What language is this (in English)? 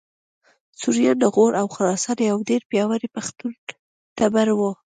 Pashto